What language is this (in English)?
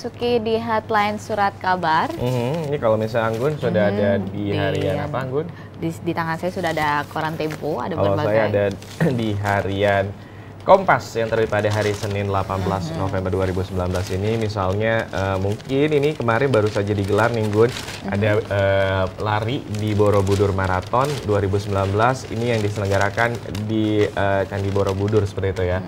Indonesian